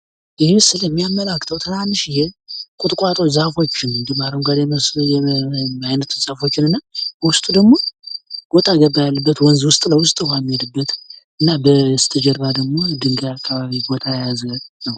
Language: Amharic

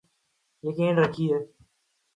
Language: Urdu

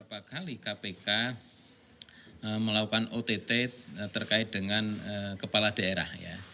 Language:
Indonesian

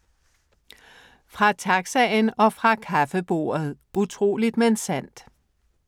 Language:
Danish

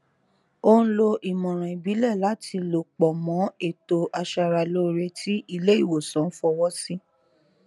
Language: Yoruba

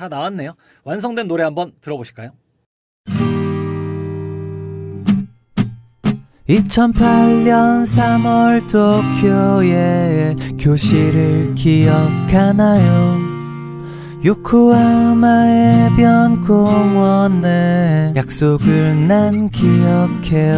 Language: Korean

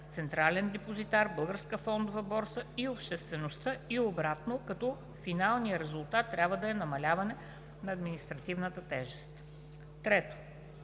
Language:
Bulgarian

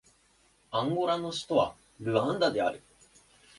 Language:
Japanese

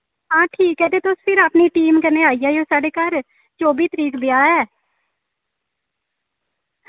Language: Dogri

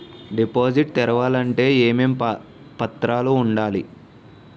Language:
Telugu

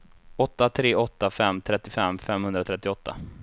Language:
Swedish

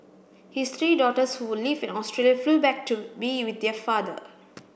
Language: English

